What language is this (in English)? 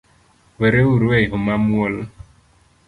Luo (Kenya and Tanzania)